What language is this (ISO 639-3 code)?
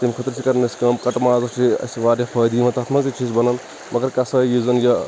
kas